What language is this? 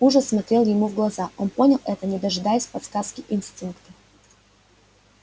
Russian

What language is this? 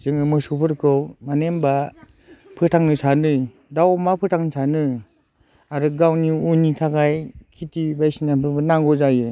Bodo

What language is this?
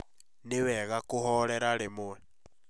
Kikuyu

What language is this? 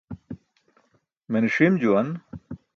Burushaski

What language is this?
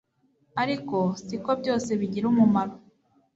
Kinyarwanda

